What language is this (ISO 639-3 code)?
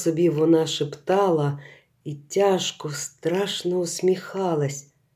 ukr